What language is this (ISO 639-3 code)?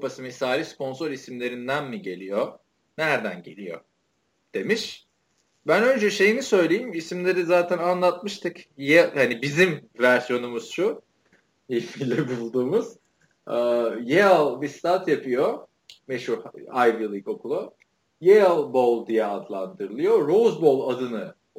tur